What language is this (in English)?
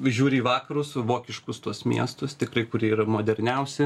Lithuanian